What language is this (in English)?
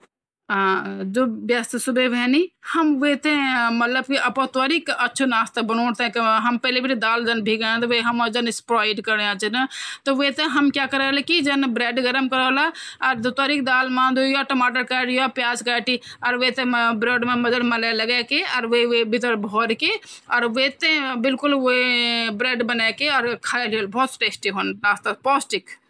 Garhwali